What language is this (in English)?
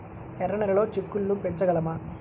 Telugu